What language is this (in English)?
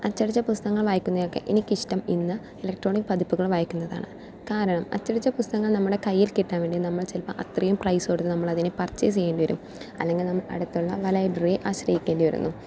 Malayalam